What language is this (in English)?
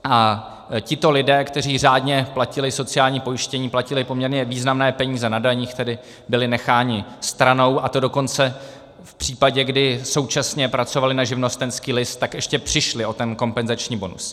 Czech